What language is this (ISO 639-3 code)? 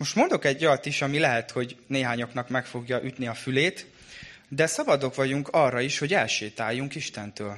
hun